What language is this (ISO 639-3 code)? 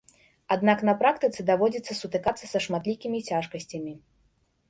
bel